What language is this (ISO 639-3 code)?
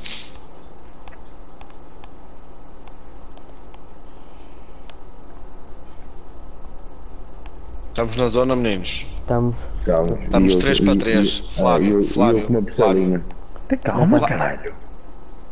por